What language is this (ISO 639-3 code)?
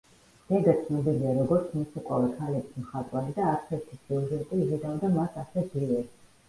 kat